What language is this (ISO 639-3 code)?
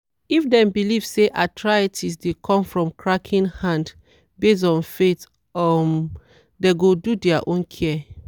pcm